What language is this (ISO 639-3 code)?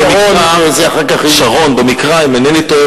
heb